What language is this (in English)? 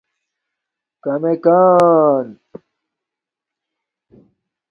Domaaki